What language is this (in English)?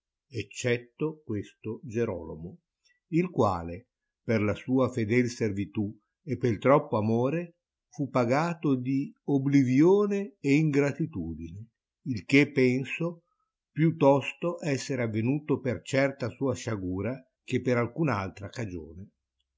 Italian